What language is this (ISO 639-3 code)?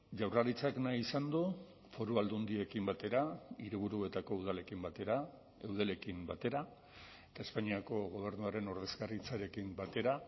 eus